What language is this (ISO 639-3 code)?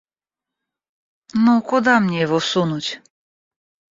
rus